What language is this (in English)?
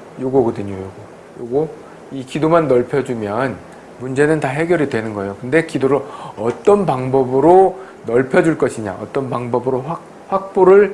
Korean